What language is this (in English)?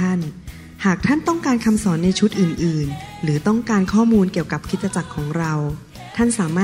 Thai